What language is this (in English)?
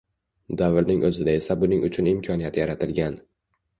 Uzbek